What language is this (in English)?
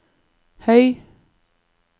Norwegian